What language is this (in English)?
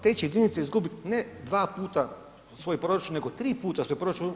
Croatian